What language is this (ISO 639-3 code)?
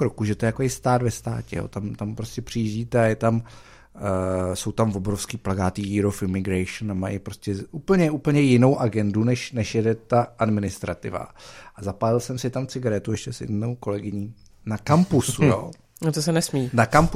ces